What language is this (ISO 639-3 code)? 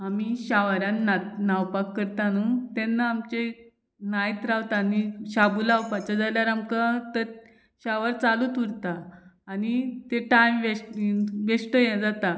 kok